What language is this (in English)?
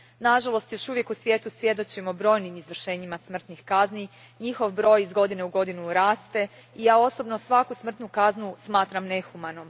Croatian